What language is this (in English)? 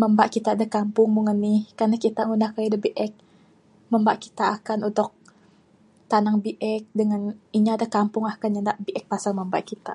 Bukar-Sadung Bidayuh